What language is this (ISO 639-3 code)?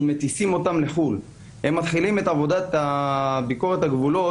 heb